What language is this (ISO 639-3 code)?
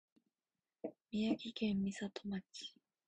jpn